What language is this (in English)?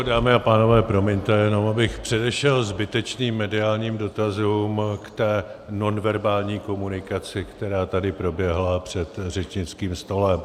Czech